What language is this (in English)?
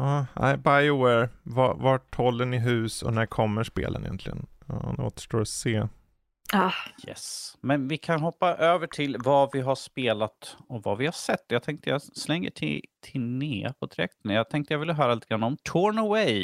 Swedish